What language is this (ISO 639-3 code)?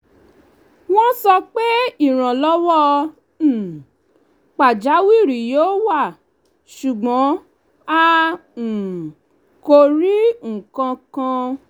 yor